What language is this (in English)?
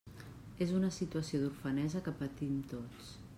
Catalan